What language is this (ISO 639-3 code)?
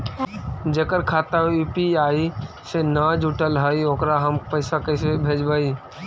mag